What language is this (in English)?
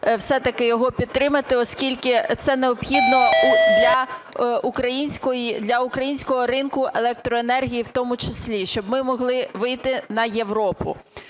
Ukrainian